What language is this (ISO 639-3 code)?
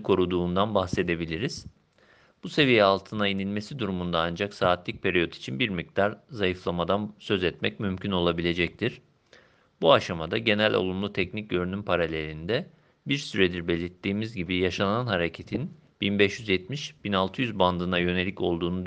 tur